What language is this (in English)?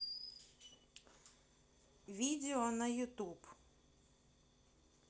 Russian